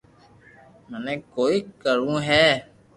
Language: Loarki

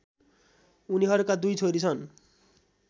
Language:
Nepali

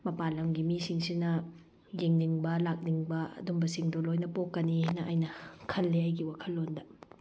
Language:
Manipuri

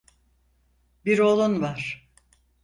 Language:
Turkish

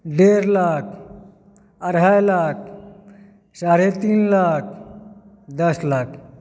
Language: Maithili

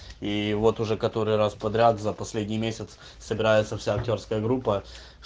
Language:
Russian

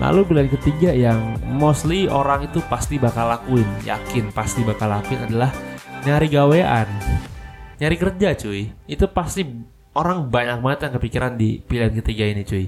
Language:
Indonesian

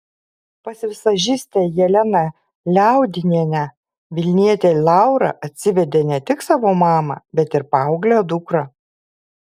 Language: Lithuanian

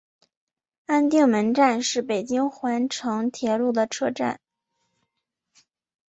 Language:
Chinese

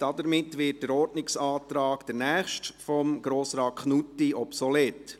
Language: Swiss German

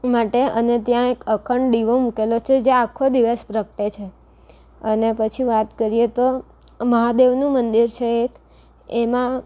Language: Gujarati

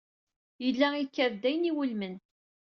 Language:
Kabyle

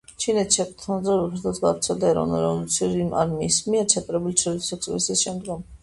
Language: Georgian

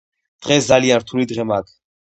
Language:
Georgian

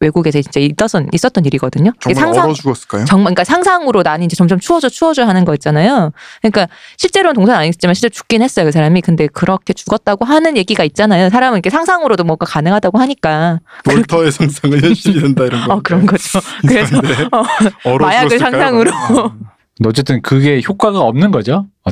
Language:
Korean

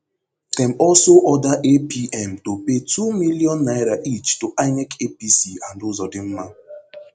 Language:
Nigerian Pidgin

